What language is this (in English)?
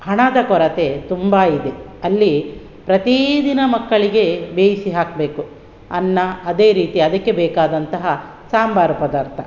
Kannada